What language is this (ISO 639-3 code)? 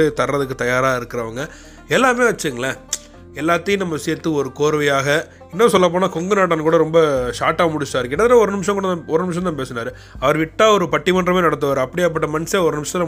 tam